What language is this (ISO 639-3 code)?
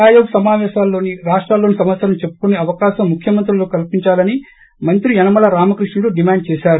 tel